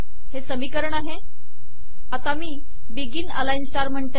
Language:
Marathi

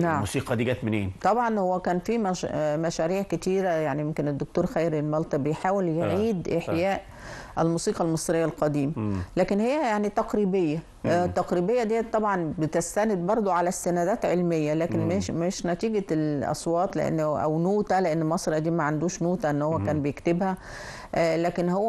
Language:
Arabic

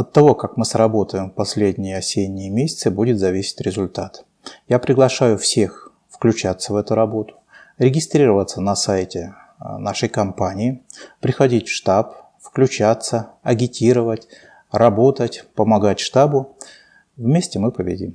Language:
Russian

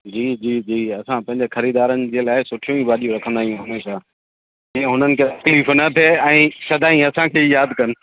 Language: Sindhi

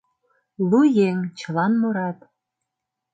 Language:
Mari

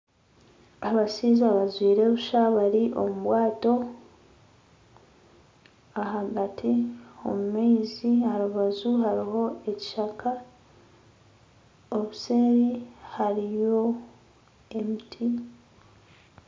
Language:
Nyankole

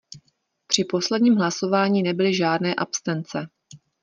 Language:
Czech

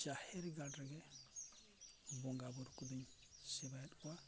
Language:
Santali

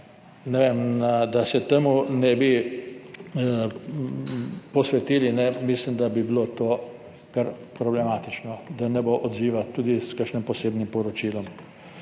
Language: Slovenian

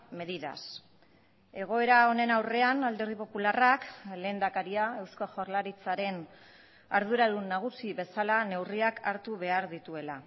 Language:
Basque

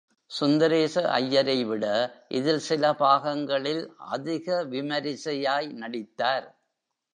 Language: Tamil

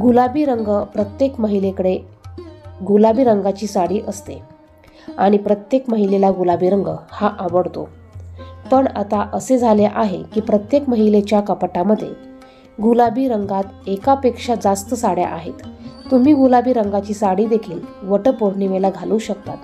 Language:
Marathi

